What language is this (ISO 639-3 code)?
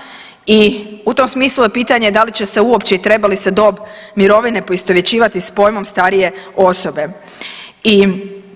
hrv